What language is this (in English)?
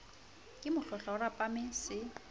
Southern Sotho